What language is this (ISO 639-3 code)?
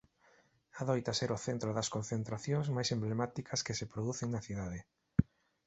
glg